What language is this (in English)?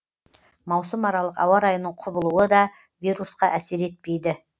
Kazakh